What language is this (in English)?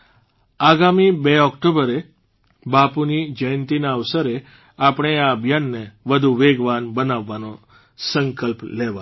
Gujarati